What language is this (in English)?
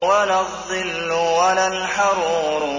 Arabic